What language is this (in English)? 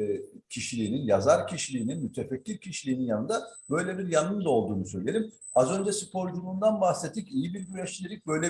Turkish